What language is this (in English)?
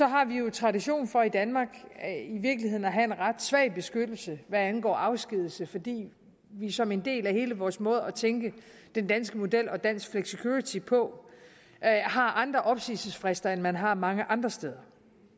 Danish